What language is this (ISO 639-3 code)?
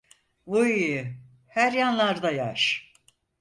tur